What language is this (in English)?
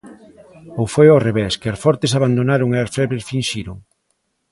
Galician